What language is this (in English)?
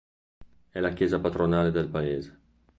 Italian